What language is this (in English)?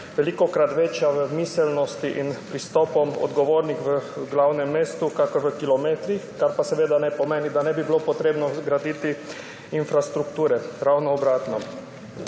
Slovenian